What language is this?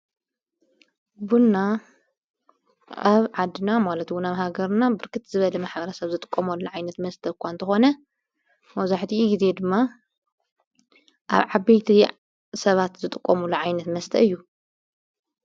Tigrinya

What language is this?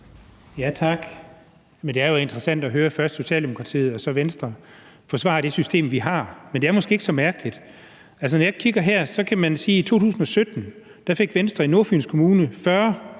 Danish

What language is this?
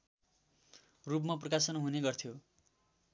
Nepali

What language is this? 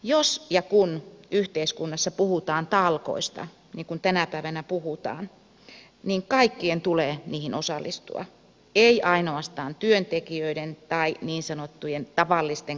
Finnish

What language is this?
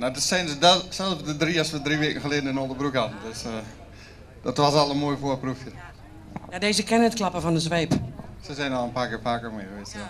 Dutch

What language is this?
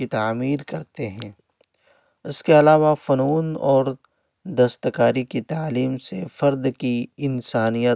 Urdu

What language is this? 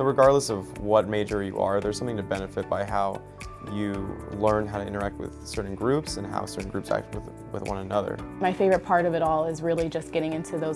English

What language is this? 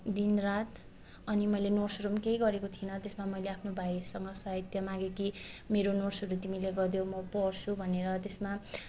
Nepali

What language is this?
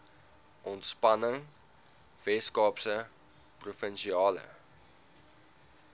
Afrikaans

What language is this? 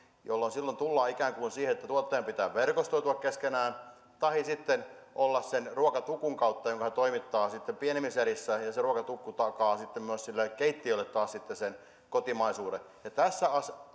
Finnish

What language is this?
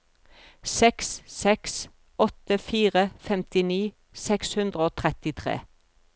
Norwegian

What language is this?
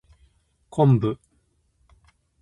Japanese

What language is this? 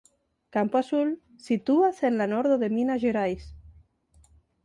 Esperanto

